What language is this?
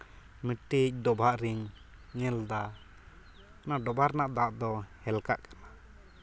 Santali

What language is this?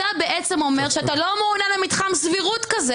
Hebrew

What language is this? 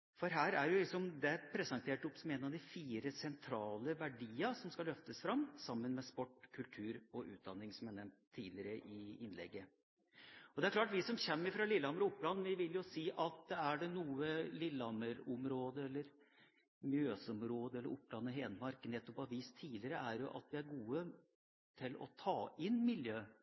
Norwegian Bokmål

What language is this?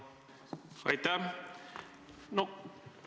Estonian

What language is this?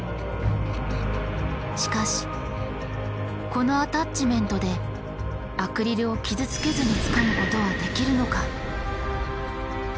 Japanese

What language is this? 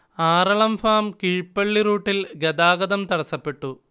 Malayalam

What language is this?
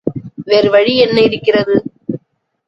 Tamil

